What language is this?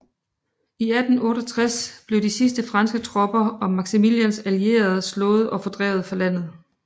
Danish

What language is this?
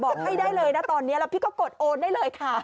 Thai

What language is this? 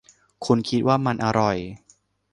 Thai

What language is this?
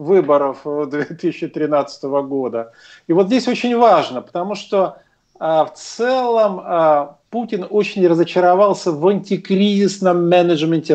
Russian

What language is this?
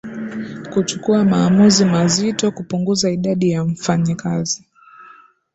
Swahili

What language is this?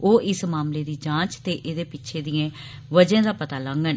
Dogri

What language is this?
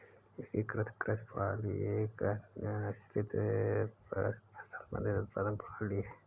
Hindi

